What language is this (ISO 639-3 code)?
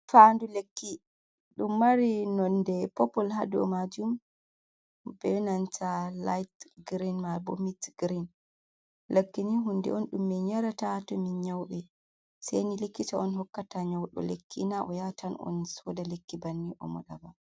ful